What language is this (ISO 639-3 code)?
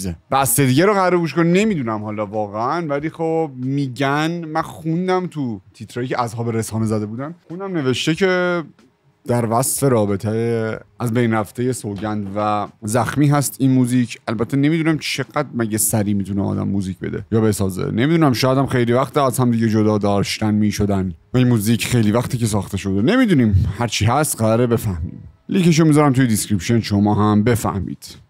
fas